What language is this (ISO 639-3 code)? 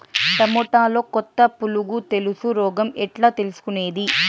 tel